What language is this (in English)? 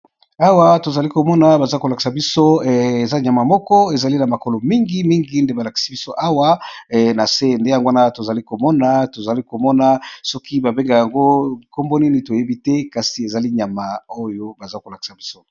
Lingala